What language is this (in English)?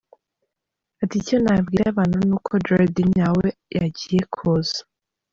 Kinyarwanda